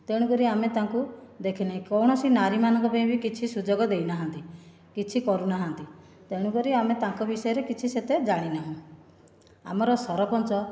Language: Odia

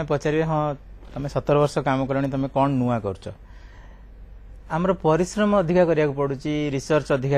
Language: Hindi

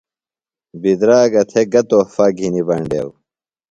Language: Phalura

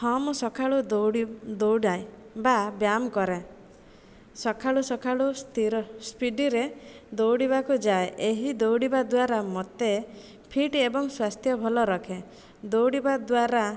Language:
Odia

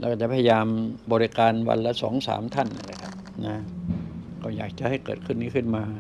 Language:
Thai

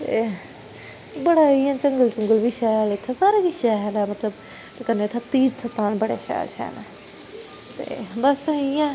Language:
Dogri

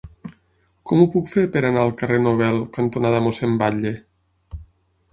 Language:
Catalan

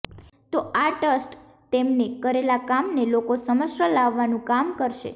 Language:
Gujarati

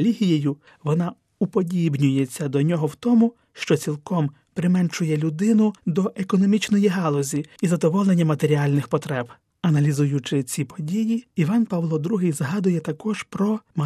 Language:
Ukrainian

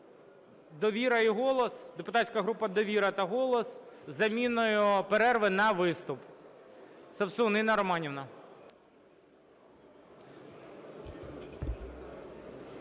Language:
Ukrainian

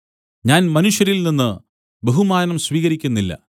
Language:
Malayalam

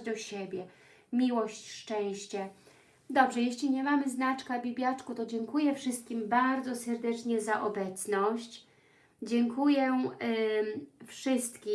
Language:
Polish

